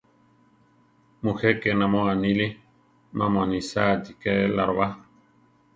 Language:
Central Tarahumara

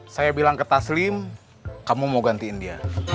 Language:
Indonesian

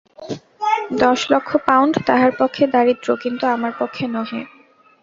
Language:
Bangla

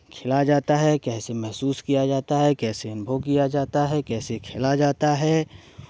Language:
Hindi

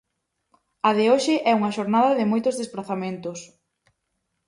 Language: Galician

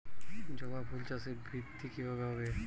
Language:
Bangla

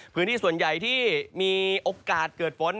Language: Thai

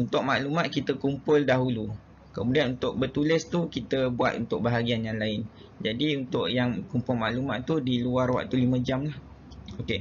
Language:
Malay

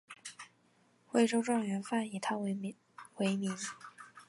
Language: Chinese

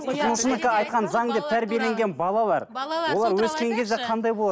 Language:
Kazakh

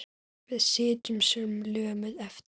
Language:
Icelandic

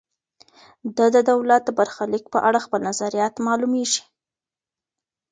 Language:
Pashto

